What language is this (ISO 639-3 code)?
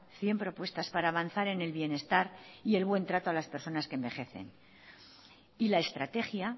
spa